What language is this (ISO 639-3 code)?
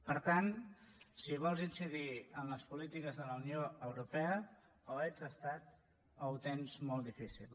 cat